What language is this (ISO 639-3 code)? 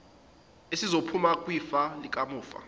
zul